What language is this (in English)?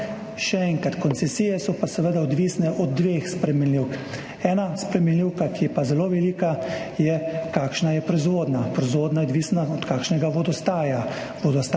Slovenian